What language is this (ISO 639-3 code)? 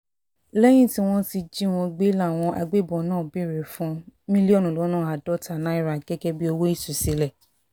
yor